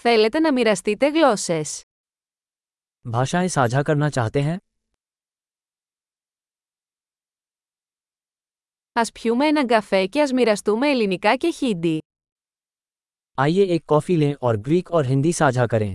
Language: Greek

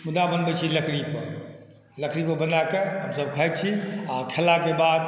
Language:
Maithili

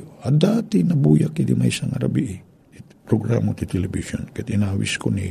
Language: Filipino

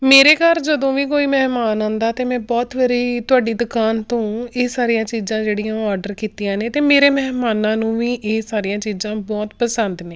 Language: Punjabi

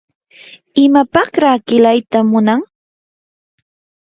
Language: Yanahuanca Pasco Quechua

